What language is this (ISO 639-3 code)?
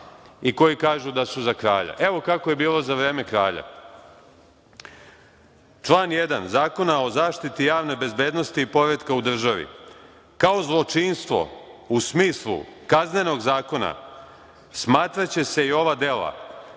srp